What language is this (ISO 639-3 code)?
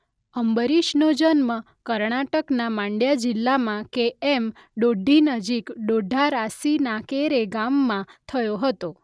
guj